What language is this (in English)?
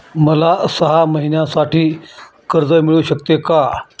Marathi